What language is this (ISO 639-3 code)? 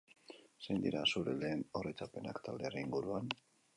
eus